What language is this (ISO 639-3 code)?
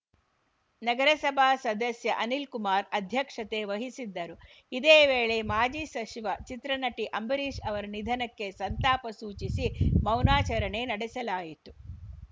kan